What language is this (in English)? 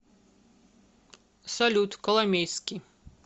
Russian